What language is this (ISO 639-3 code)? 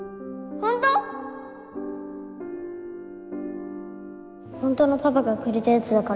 jpn